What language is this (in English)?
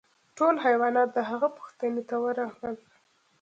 Pashto